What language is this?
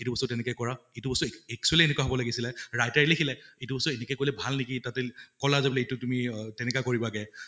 Assamese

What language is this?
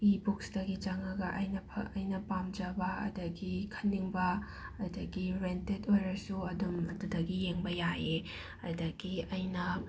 Manipuri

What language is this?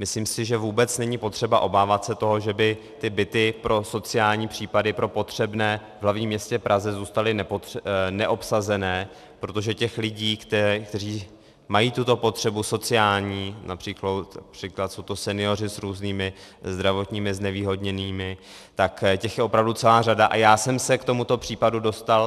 Czech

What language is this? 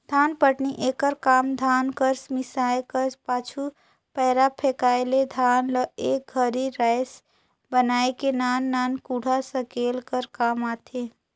Chhattisgarhi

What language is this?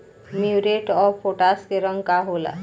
Bhojpuri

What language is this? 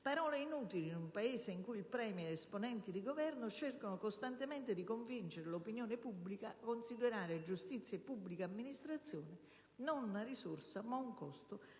Italian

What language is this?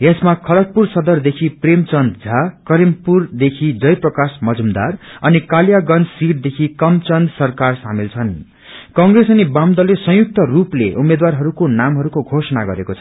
Nepali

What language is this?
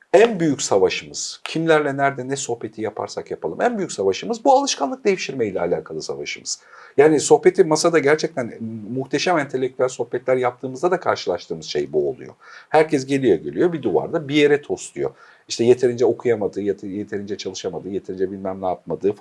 Turkish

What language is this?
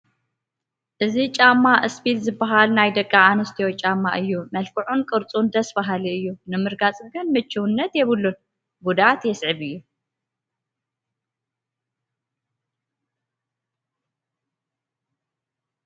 Tigrinya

